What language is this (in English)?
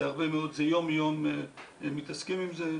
Hebrew